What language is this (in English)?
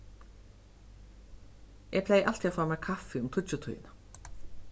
Faroese